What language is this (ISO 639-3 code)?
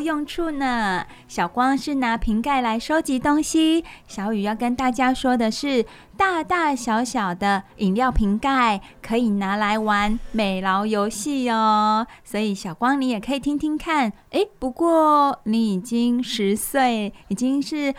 zho